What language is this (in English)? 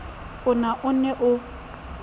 Southern Sotho